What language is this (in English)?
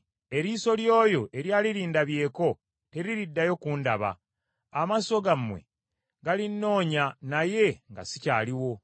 Ganda